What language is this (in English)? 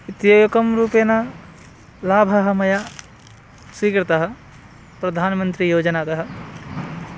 Sanskrit